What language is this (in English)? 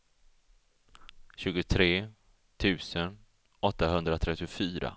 Swedish